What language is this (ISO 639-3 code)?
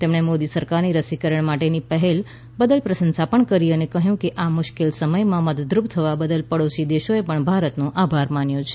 guj